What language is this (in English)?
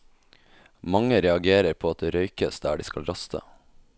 Norwegian